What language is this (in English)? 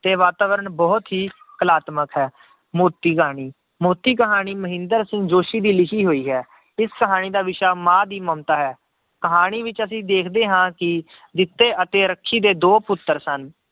Punjabi